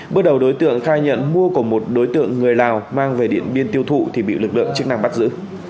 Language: Vietnamese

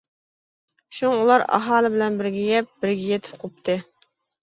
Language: Uyghur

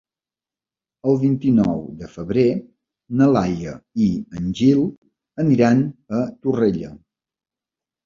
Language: Catalan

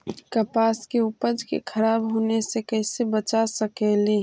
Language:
Magahi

